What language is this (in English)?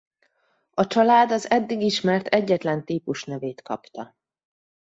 Hungarian